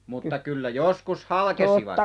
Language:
Finnish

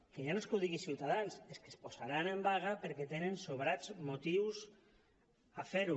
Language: Catalan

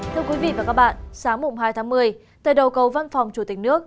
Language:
Vietnamese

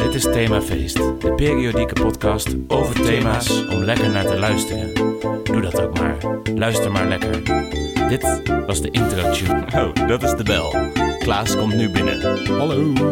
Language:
Dutch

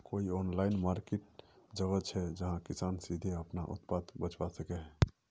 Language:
Magahi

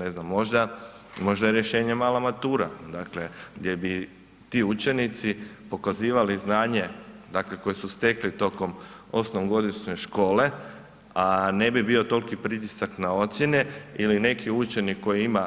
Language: Croatian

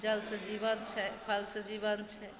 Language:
Maithili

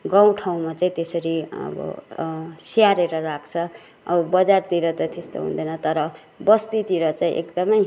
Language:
Nepali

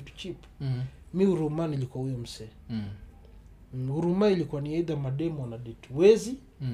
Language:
Swahili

